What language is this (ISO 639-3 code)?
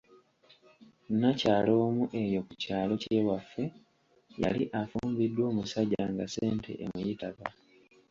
lug